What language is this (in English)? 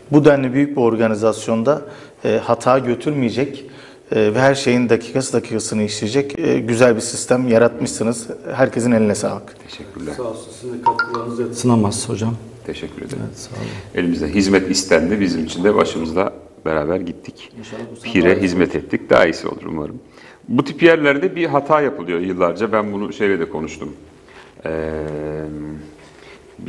Turkish